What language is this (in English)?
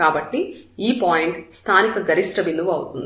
Telugu